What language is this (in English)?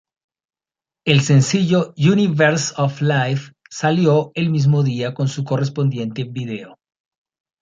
Spanish